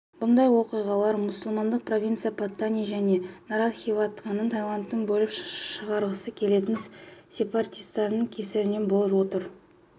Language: Kazakh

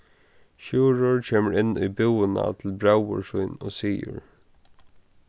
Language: Faroese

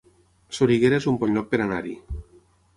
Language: Catalan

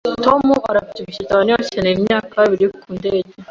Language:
Kinyarwanda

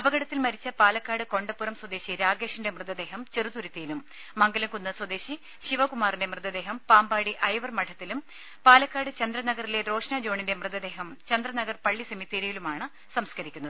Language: Malayalam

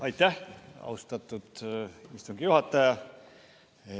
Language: Estonian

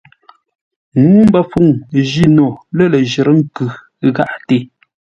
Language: Ngombale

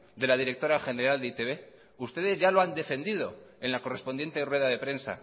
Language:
Spanish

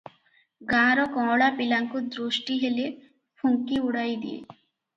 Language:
Odia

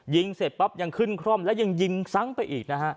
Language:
Thai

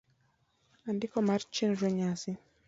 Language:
Luo (Kenya and Tanzania)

